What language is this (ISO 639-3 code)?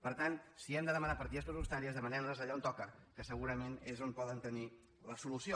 cat